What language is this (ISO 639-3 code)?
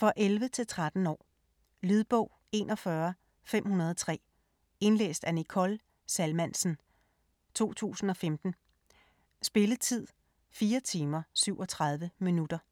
dan